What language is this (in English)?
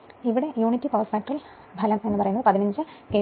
Malayalam